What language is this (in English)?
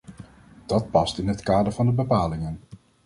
Dutch